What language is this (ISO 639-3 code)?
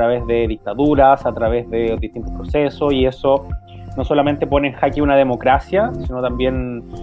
spa